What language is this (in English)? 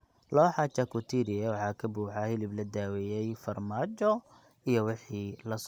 Somali